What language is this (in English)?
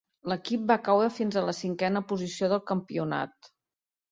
Catalan